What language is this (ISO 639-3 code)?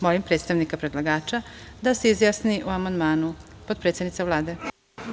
srp